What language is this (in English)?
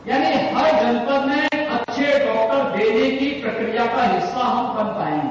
Hindi